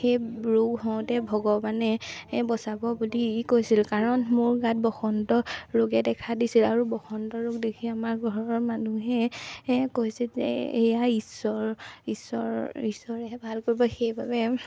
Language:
Assamese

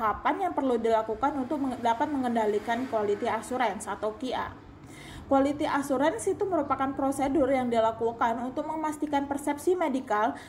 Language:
Indonesian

